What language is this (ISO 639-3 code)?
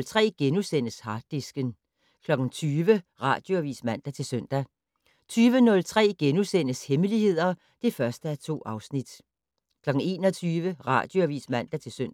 dan